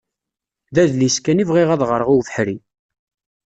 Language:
Kabyle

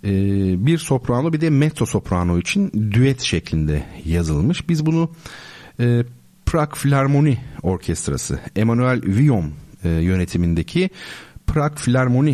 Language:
Turkish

